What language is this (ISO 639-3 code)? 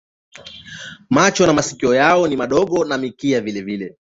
swa